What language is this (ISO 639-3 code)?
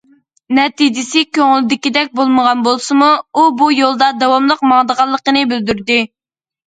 uig